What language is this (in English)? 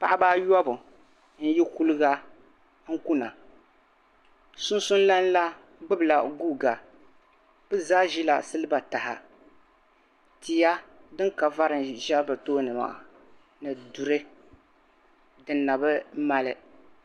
Dagbani